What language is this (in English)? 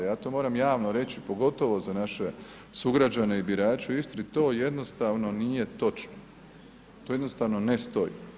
Croatian